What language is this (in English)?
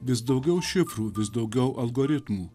Lithuanian